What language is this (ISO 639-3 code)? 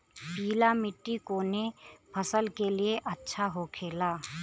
bho